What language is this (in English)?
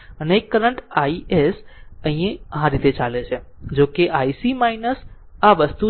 Gujarati